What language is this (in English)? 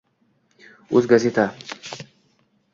Uzbek